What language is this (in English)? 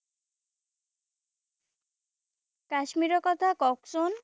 Assamese